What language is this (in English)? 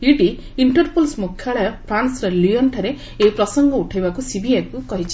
Odia